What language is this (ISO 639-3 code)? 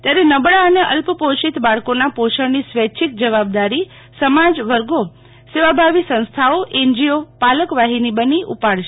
guj